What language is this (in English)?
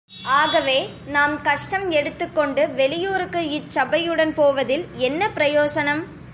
Tamil